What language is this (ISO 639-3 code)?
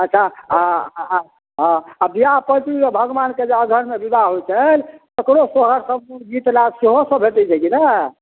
mai